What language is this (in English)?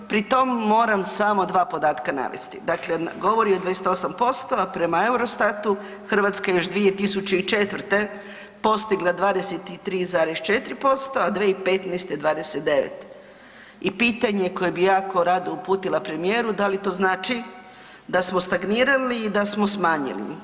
Croatian